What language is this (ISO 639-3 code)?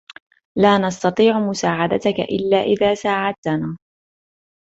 ara